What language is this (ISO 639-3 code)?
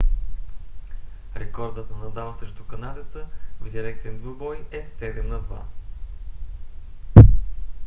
bul